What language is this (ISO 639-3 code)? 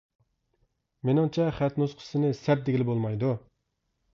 uig